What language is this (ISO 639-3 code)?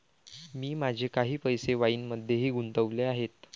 mar